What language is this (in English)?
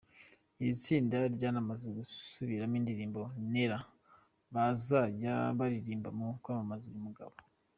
Kinyarwanda